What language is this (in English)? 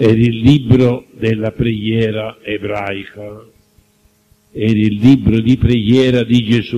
Italian